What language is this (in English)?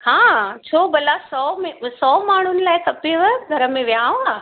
Sindhi